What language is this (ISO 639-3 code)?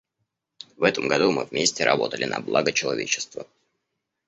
rus